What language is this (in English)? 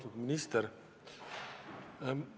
Estonian